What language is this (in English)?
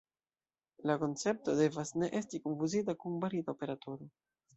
Esperanto